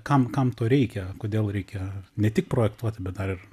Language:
Lithuanian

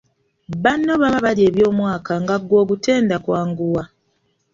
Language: Ganda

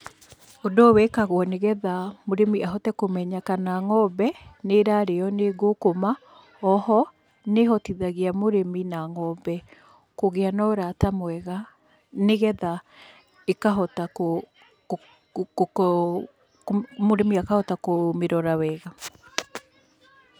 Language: Kikuyu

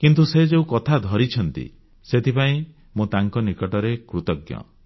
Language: Odia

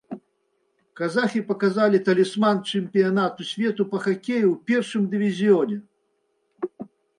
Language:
Belarusian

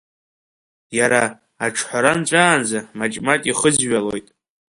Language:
Abkhazian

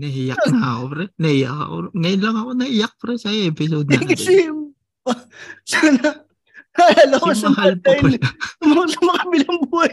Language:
Filipino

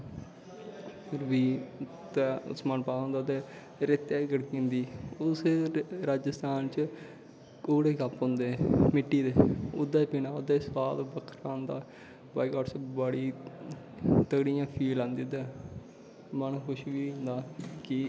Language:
Dogri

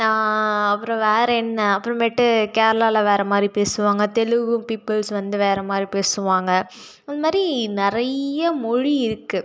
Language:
Tamil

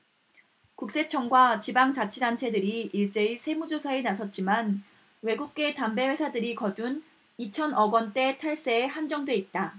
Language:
Korean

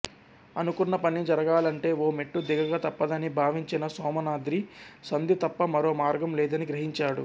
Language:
Telugu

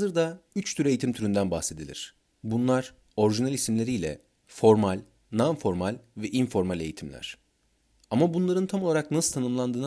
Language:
Turkish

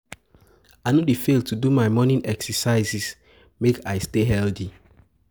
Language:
Nigerian Pidgin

